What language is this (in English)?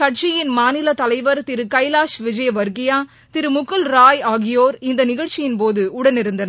Tamil